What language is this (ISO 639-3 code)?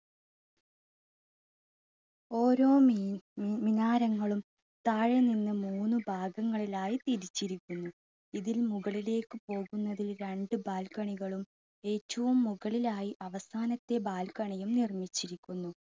mal